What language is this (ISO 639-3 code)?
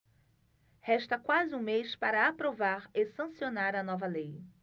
por